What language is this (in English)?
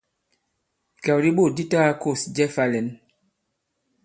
Bankon